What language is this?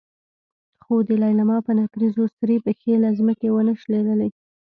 Pashto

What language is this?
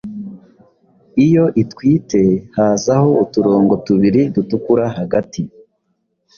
Kinyarwanda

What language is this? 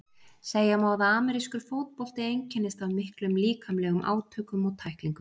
Icelandic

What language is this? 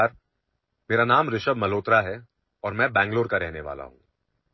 Marathi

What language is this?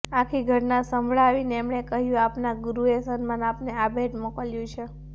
Gujarati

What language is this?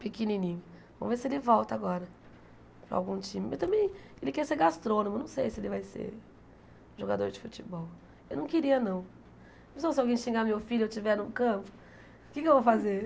Portuguese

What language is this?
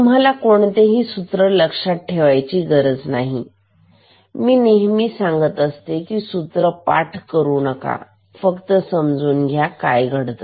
Marathi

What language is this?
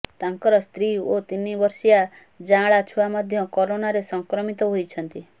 Odia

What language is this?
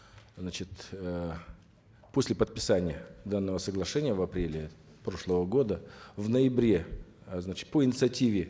Kazakh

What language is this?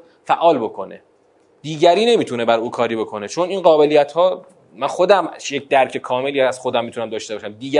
Persian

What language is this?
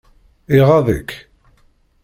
Kabyle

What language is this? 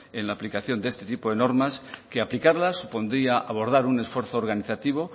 Spanish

